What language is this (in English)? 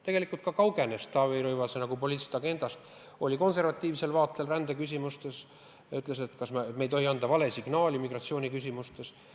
Estonian